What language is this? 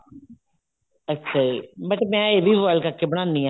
Punjabi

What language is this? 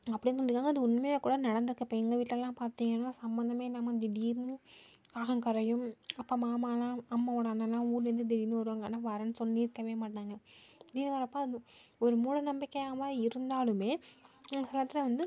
Tamil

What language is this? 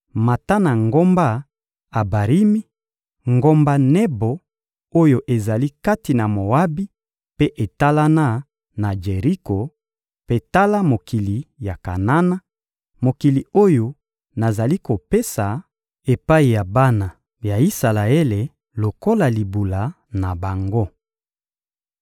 Lingala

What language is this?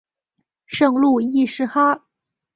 Chinese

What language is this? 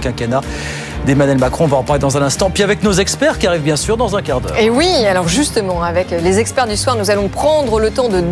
French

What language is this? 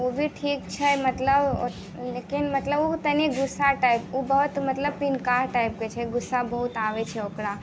Maithili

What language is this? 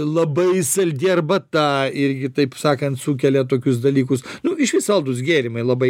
Lithuanian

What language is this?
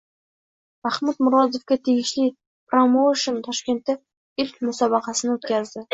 Uzbek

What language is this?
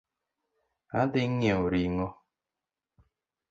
Luo (Kenya and Tanzania)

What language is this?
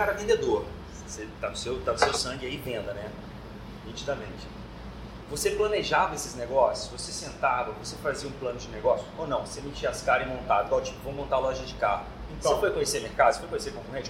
Portuguese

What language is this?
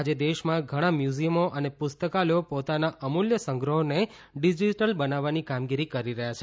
Gujarati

